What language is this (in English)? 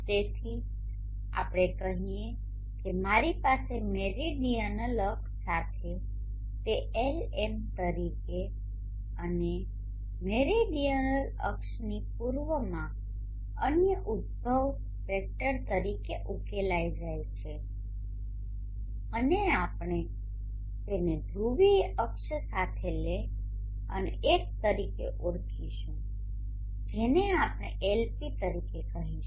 Gujarati